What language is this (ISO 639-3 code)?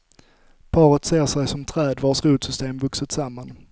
swe